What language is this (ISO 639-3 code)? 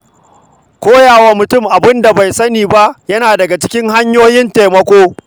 hau